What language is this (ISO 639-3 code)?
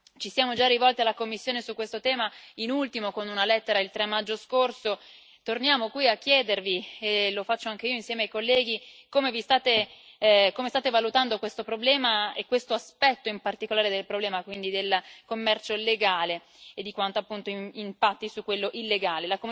ita